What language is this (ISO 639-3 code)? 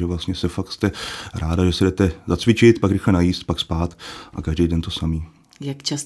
ces